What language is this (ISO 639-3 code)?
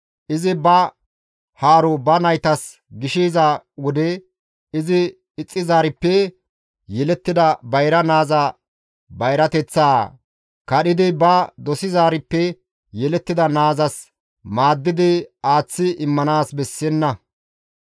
gmv